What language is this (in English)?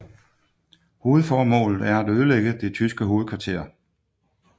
Danish